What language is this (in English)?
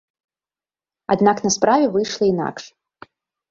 Belarusian